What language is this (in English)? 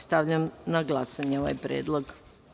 Serbian